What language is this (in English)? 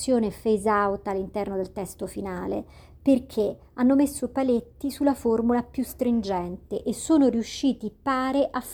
Italian